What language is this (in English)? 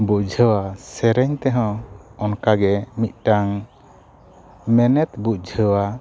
Santali